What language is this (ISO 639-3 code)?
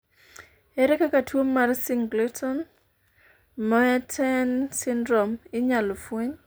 luo